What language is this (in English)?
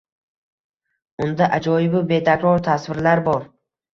Uzbek